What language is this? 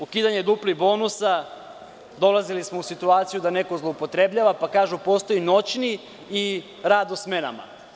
Serbian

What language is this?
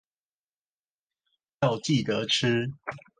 Chinese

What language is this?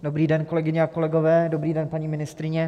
Czech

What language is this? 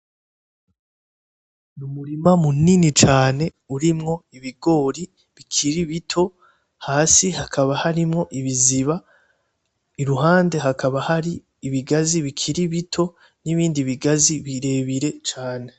Rundi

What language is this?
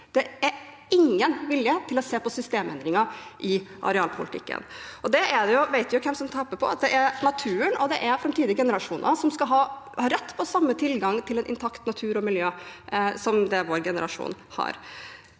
Norwegian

